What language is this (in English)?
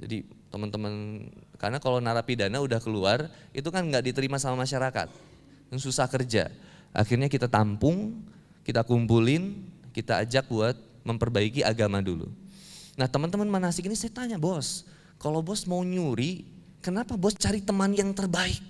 Indonesian